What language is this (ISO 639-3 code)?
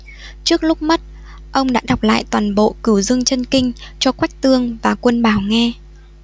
vie